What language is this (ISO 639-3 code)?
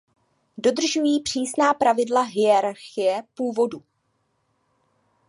ces